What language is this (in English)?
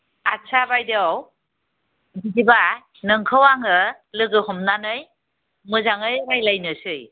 Bodo